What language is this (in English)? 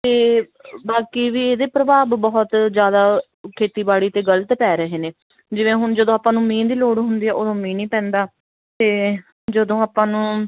Punjabi